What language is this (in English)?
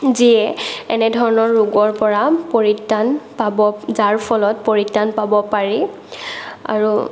Assamese